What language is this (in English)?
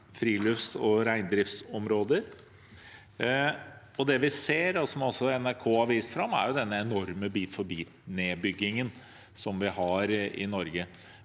Norwegian